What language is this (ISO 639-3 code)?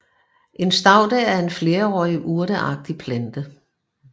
dan